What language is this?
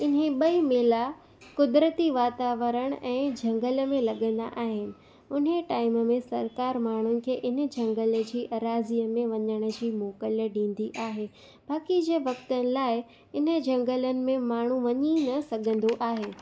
Sindhi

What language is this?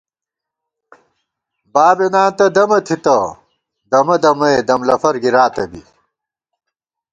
Gawar-Bati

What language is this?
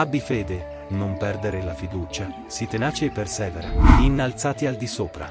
Italian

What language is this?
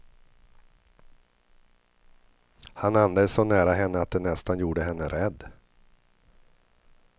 Swedish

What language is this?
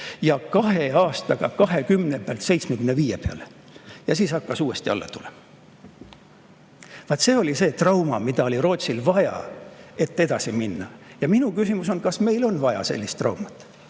Estonian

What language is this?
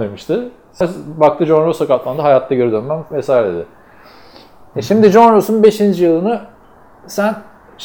Turkish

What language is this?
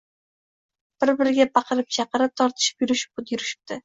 Uzbek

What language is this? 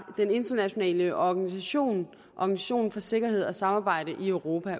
Danish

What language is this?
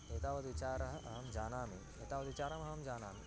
Sanskrit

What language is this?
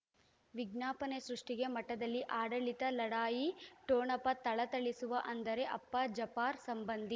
Kannada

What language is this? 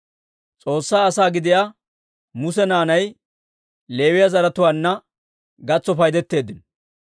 Dawro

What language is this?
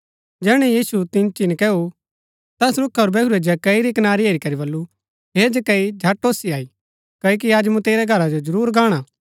Gaddi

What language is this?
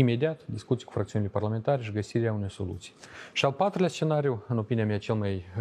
Romanian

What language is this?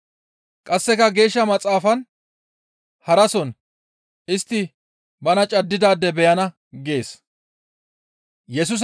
Gamo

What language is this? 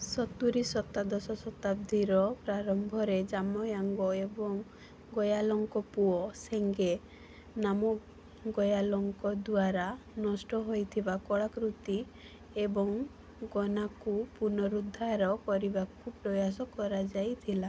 Odia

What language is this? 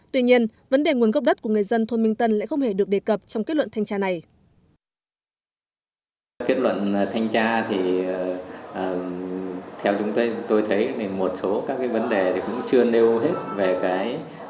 Vietnamese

